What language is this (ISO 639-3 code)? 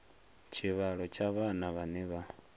ven